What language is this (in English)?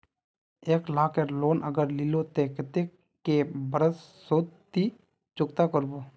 Magahi